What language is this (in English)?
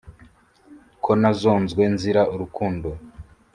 Kinyarwanda